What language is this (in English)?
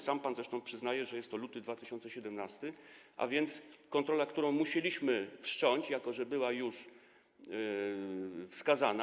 Polish